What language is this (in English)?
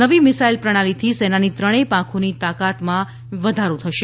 Gujarati